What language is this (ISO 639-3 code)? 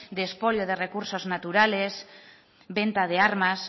spa